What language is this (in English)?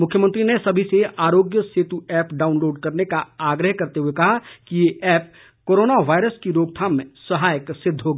Hindi